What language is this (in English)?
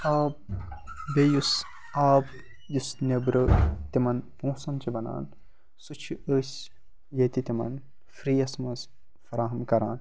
Kashmiri